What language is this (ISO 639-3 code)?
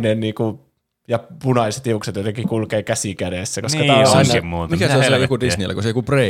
fin